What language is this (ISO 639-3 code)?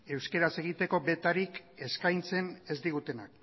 eus